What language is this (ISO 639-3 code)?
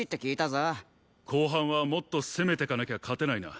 jpn